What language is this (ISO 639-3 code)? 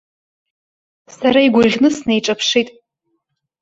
abk